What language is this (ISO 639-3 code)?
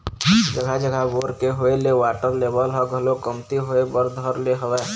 hne